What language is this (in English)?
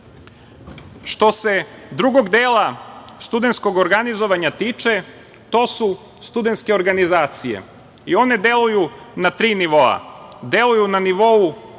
Serbian